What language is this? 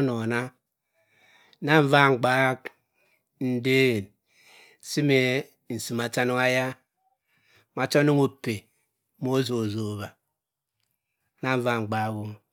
Cross River Mbembe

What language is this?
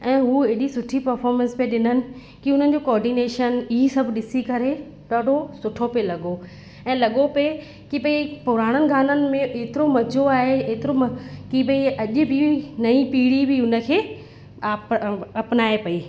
Sindhi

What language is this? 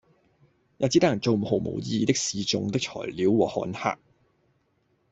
Cantonese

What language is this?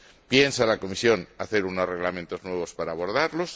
Spanish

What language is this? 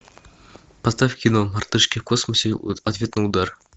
Russian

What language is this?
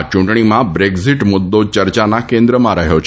Gujarati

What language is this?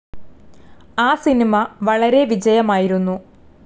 Malayalam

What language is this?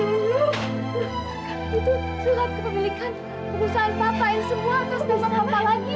Indonesian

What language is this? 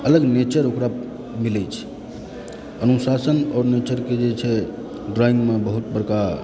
Maithili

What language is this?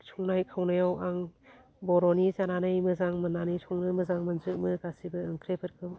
Bodo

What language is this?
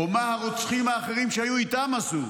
Hebrew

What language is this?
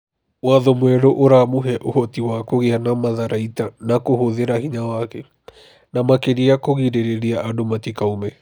Kikuyu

